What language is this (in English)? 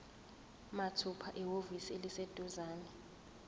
Zulu